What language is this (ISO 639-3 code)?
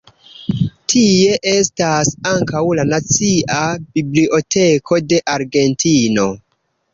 epo